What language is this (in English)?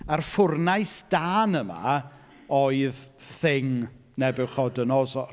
Welsh